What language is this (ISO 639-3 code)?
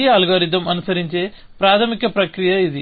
tel